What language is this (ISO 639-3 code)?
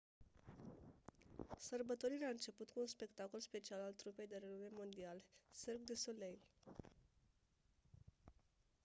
ron